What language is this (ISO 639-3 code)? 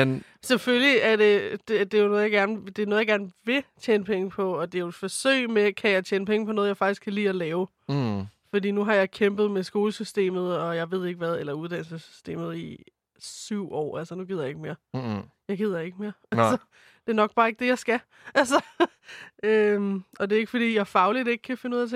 dan